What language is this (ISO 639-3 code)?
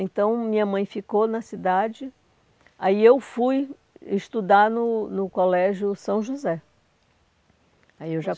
por